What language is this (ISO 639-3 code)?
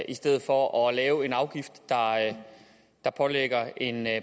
dan